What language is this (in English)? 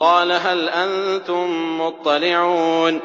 Arabic